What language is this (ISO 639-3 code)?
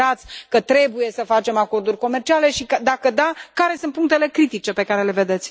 ron